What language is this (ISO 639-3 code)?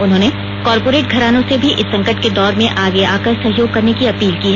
hin